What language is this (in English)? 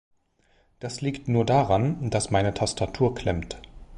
German